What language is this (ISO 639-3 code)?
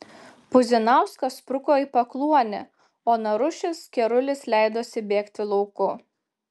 lit